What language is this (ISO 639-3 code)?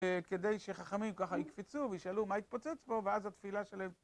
heb